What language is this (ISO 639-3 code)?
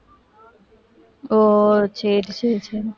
tam